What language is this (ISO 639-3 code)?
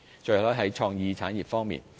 yue